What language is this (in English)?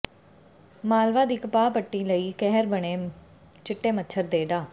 Punjabi